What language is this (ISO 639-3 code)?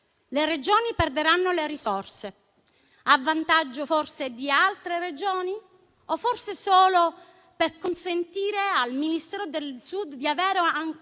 ita